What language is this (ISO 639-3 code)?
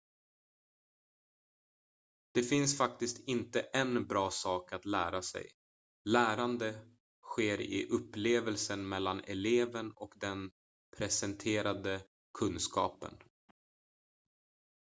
swe